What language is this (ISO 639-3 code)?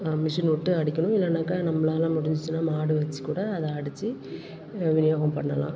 tam